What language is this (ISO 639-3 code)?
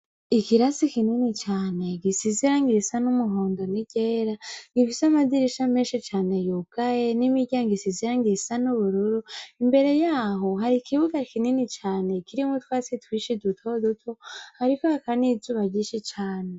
run